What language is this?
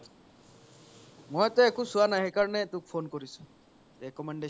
Assamese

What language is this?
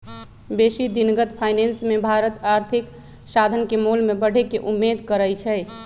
Magahi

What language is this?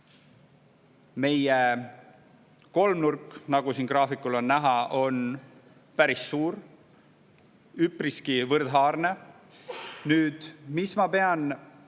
Estonian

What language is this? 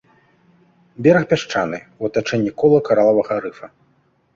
Belarusian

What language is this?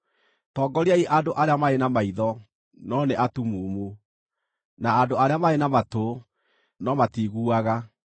Kikuyu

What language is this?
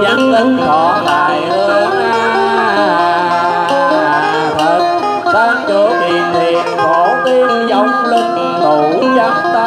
Vietnamese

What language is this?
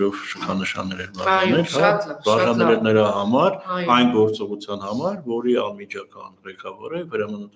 Romanian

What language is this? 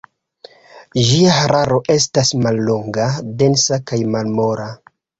Esperanto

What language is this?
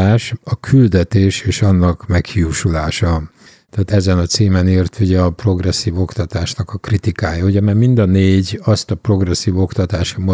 Hungarian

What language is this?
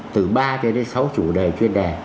Vietnamese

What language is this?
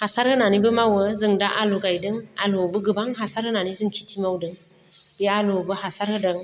Bodo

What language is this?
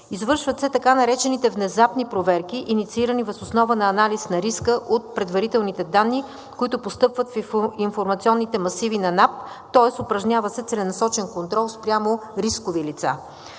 Bulgarian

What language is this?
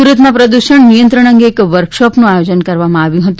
Gujarati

